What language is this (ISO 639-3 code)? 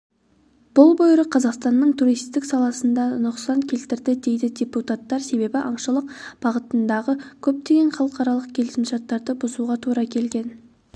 kaz